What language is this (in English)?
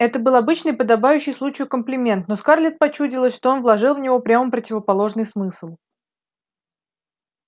Russian